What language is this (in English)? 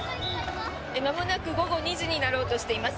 Japanese